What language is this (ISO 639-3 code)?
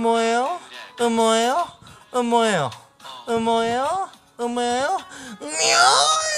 kor